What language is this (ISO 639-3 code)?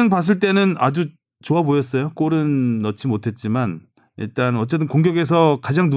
kor